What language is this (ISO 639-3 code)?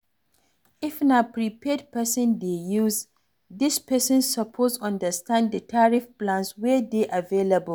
pcm